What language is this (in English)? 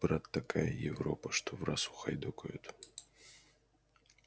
Russian